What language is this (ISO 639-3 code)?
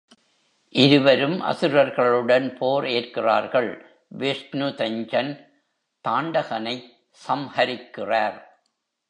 tam